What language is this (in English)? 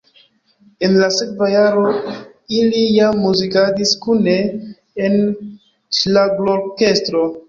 Esperanto